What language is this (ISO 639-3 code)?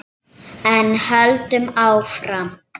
isl